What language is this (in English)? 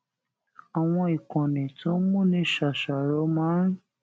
Yoruba